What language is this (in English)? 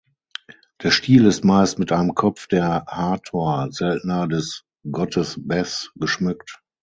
German